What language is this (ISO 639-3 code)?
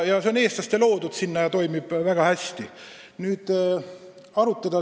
est